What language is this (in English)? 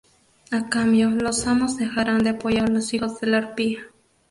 Spanish